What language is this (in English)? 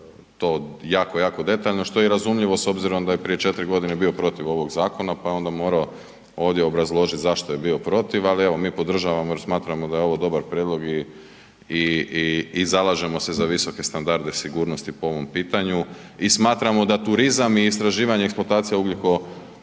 Croatian